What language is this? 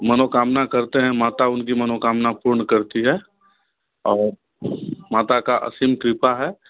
Hindi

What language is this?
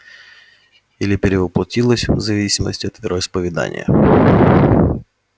Russian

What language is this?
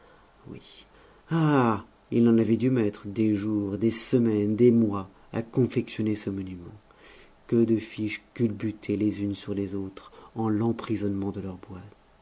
French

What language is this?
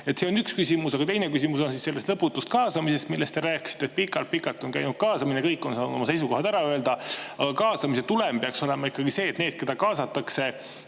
Estonian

